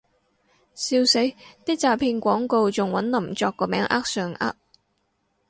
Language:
Cantonese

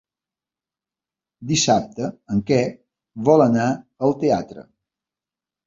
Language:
Catalan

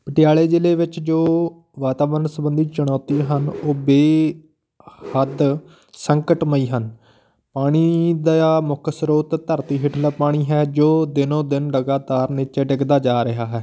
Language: Punjabi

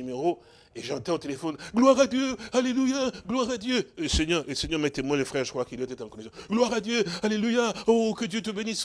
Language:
French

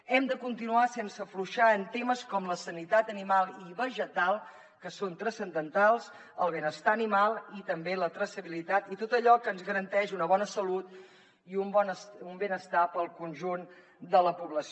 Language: Catalan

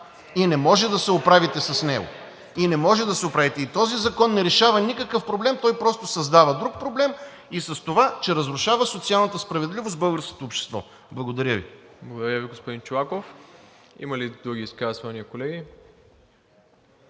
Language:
Bulgarian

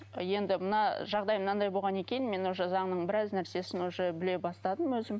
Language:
Kazakh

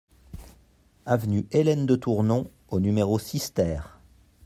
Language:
French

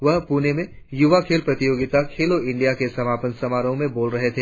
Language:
Hindi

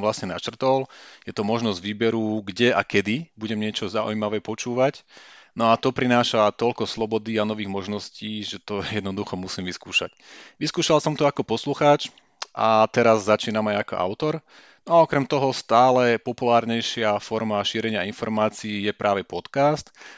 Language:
Slovak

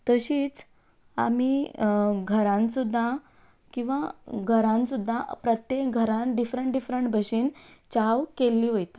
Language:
Konkani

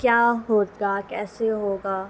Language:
Urdu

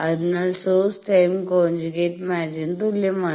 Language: Malayalam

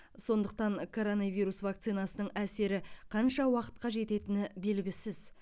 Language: Kazakh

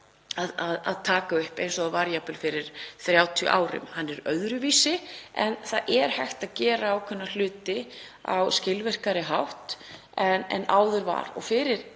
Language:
Icelandic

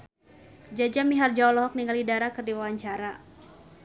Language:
Sundanese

